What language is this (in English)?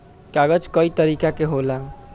Bhojpuri